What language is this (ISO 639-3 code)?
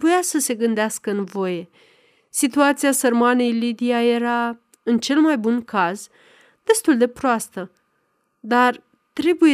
ron